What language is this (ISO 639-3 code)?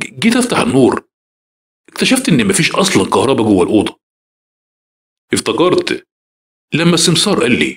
ara